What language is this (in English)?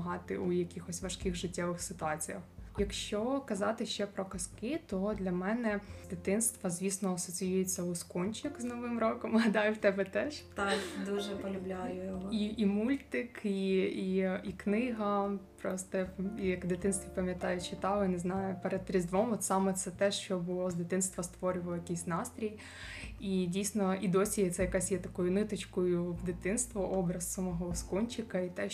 Ukrainian